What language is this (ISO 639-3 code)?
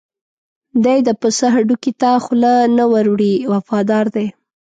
pus